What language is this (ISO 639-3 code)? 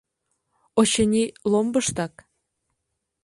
chm